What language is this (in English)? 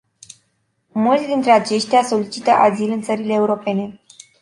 Romanian